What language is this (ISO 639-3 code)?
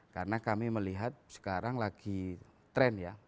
ind